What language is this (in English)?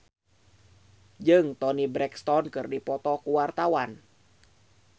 Sundanese